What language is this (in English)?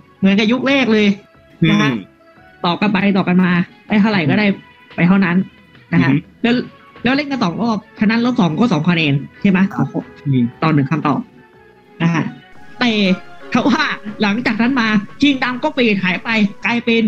Thai